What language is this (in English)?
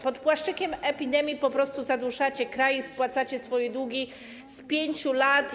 Polish